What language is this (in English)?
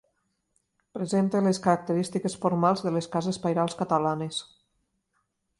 Catalan